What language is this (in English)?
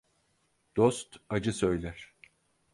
Turkish